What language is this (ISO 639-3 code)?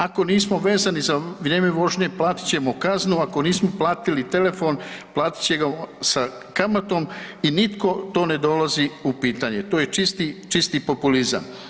hrv